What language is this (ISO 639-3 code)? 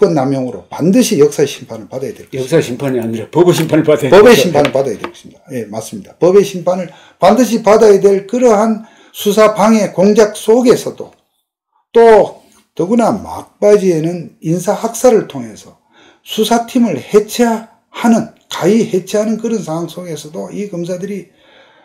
kor